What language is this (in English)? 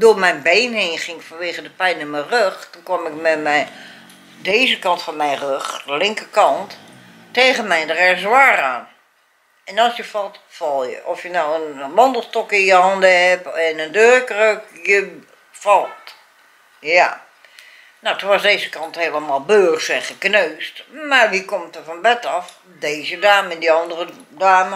Dutch